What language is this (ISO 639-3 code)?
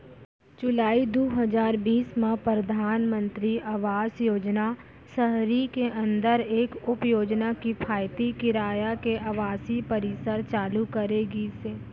hne